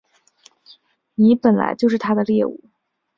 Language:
Chinese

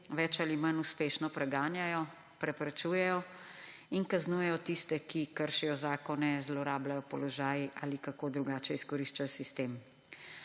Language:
Slovenian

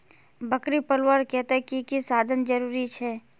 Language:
Magahi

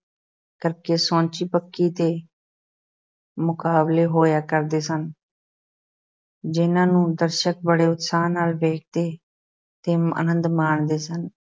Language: Punjabi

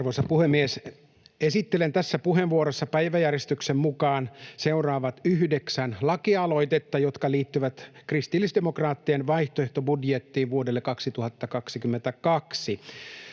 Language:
Finnish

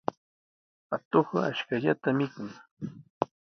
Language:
Sihuas Ancash Quechua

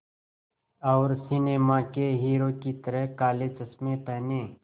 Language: Hindi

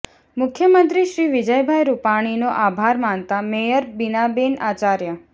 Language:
Gujarati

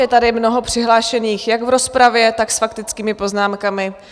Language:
Czech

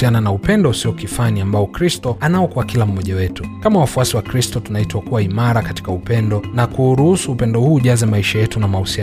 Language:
Swahili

